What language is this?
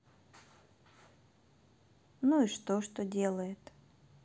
Russian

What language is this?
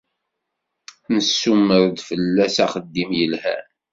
Kabyle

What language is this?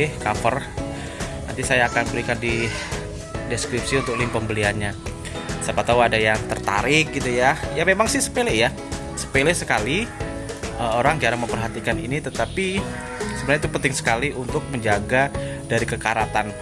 Indonesian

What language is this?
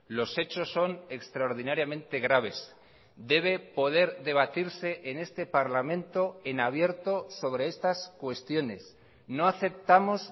Spanish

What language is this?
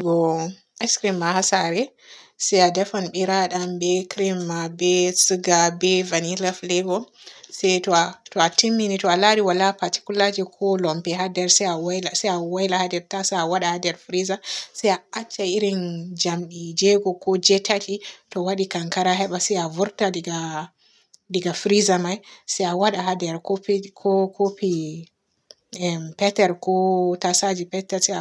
Borgu Fulfulde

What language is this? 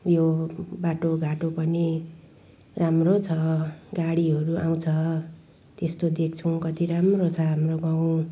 Nepali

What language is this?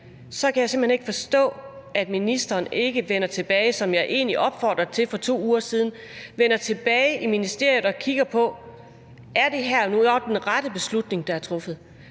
Danish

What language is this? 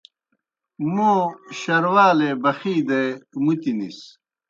Kohistani Shina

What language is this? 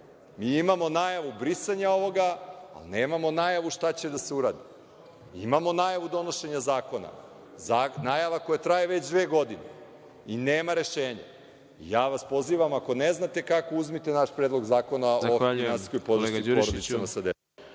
Serbian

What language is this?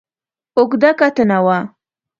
Pashto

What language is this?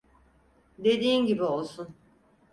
Turkish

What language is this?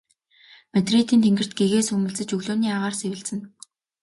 Mongolian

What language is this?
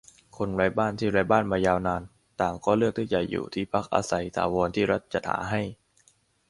Thai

